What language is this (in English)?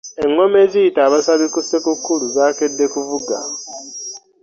Ganda